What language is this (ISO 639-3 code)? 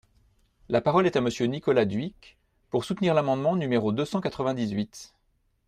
fra